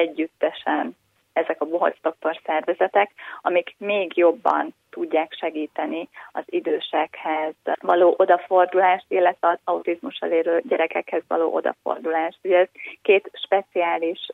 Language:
Hungarian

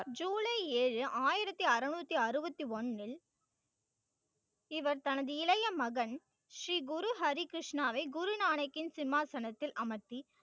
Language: Tamil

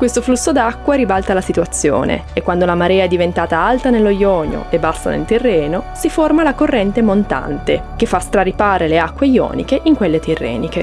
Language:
Italian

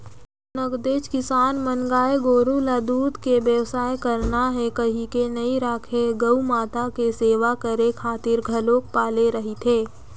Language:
Chhattisgarhi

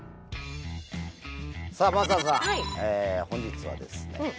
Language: Japanese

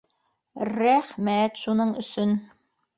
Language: Bashkir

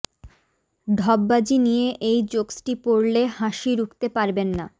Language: Bangla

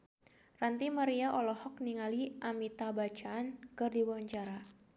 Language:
Sundanese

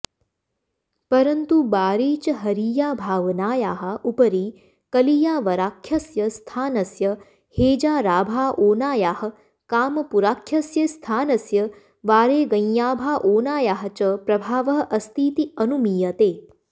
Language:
Sanskrit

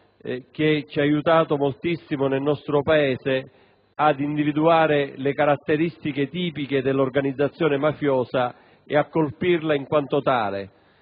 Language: Italian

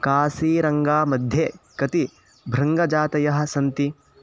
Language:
Sanskrit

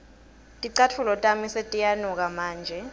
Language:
Swati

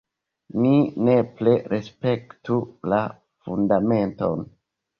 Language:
Esperanto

